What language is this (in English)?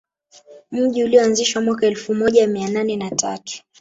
Swahili